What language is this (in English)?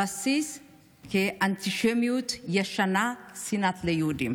Hebrew